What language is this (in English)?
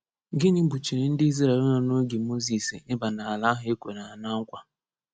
Igbo